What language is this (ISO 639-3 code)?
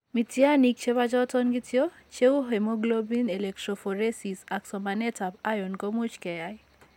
kln